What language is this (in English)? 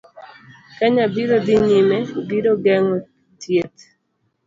Luo (Kenya and Tanzania)